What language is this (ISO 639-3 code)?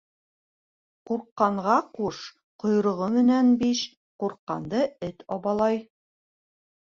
bak